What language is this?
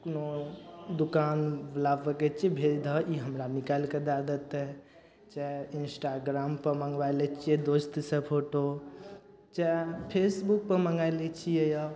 Maithili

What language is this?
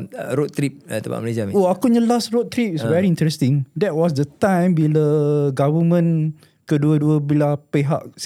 Malay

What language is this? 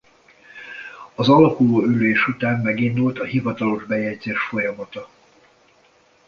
Hungarian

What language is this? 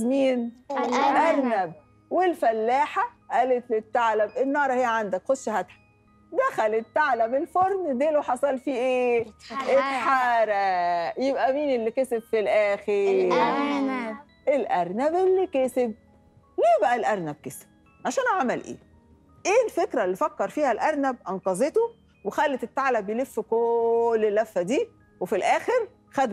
Arabic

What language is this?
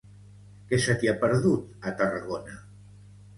Catalan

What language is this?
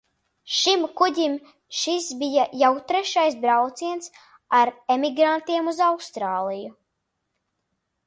Latvian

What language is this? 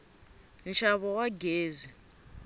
Tsonga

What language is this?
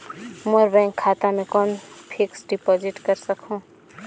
Chhattisgarhi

